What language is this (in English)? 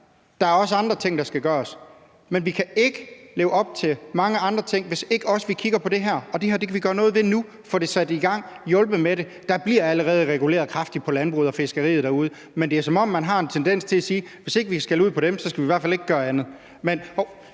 Danish